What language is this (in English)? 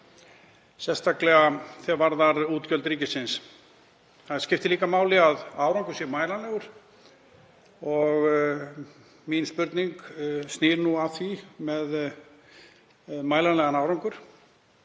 Icelandic